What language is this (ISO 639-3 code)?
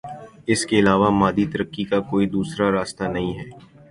urd